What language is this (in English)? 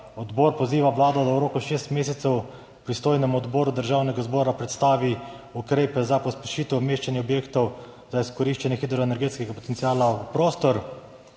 Slovenian